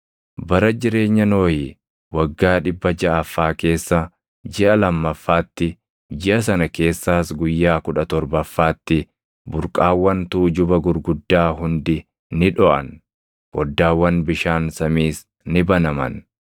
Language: Oromo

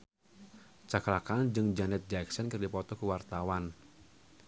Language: Sundanese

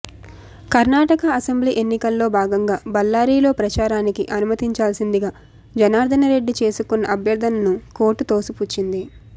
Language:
Telugu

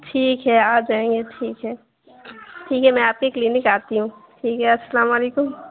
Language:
Urdu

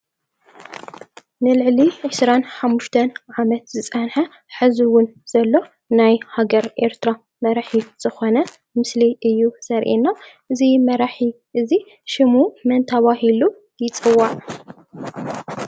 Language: Tigrinya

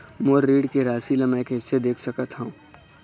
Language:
Chhattisgarhi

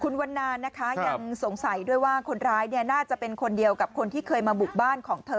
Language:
Thai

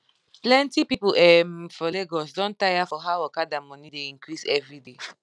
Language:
Nigerian Pidgin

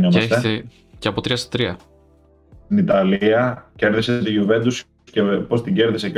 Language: Greek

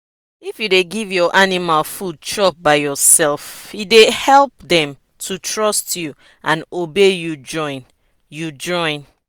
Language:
Nigerian Pidgin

